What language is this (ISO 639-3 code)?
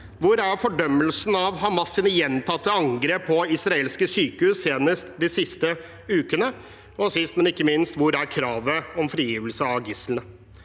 nor